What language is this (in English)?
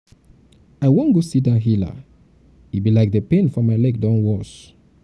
Nigerian Pidgin